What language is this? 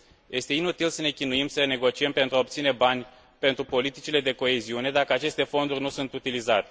Romanian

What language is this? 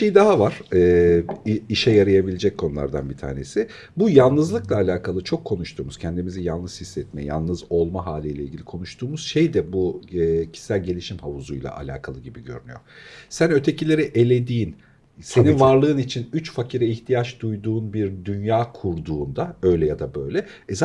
Turkish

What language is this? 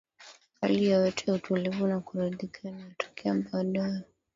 Swahili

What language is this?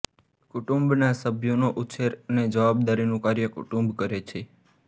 Gujarati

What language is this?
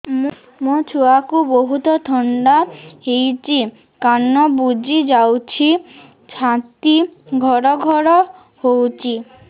Odia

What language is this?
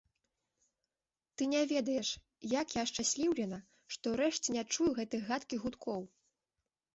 Belarusian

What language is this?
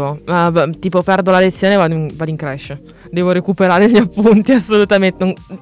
Italian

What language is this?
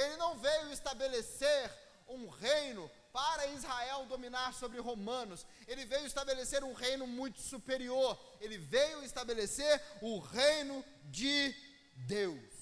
Portuguese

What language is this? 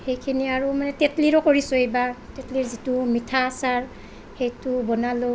Assamese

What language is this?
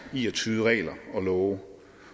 Danish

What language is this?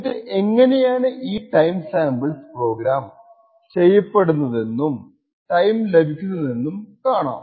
Malayalam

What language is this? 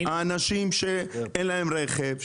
Hebrew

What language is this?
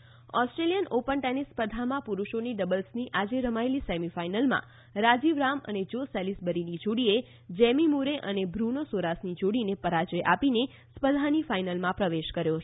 Gujarati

